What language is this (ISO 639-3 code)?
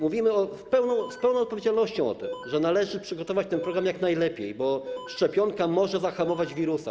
pol